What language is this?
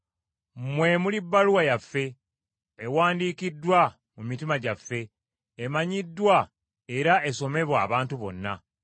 Ganda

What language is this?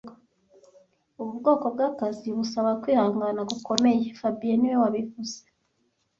Kinyarwanda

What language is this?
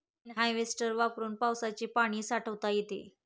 Marathi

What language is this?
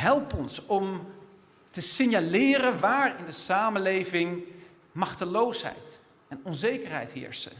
Dutch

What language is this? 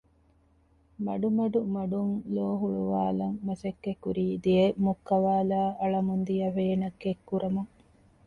Divehi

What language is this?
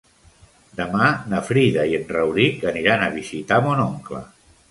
Catalan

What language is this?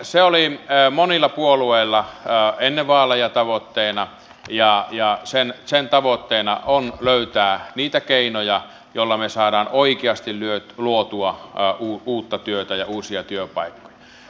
Finnish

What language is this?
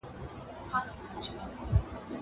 Pashto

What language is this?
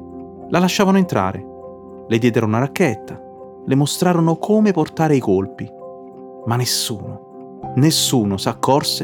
Italian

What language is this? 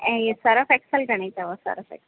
Sindhi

